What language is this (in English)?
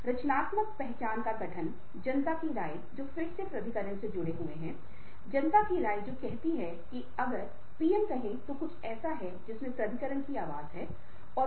Hindi